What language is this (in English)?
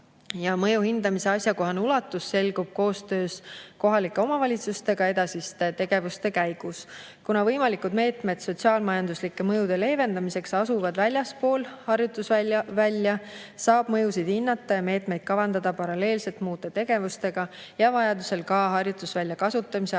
Estonian